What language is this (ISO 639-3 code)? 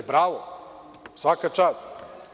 srp